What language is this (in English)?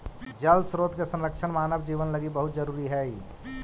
Magahi